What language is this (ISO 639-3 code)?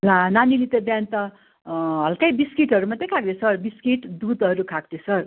nep